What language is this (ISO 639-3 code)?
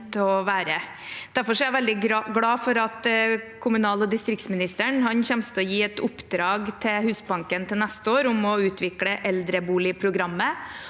nor